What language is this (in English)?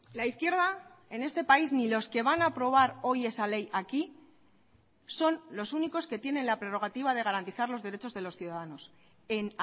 Spanish